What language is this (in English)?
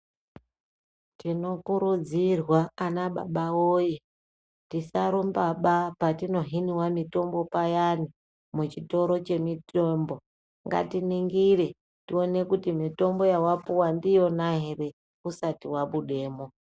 Ndau